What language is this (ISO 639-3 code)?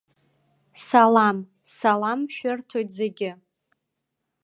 abk